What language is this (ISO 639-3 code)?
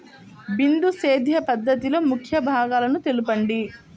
tel